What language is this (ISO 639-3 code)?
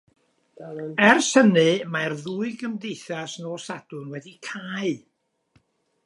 cym